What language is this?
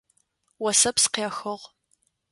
Adyghe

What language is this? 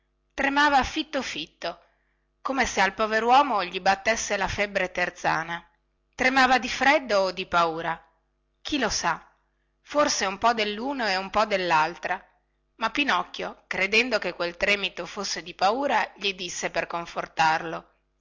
Italian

